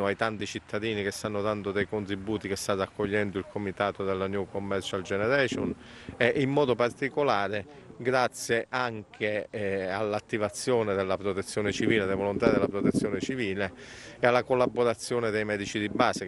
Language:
Italian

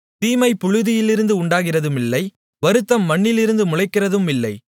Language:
Tamil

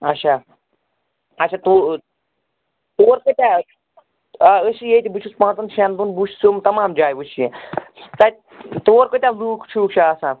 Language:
Kashmiri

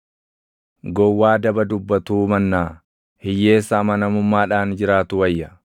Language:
Oromo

